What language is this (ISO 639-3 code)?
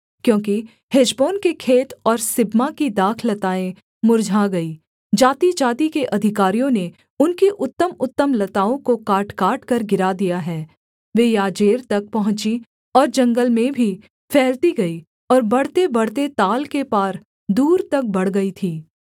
hin